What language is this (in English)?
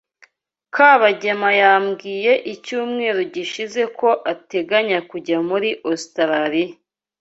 Kinyarwanda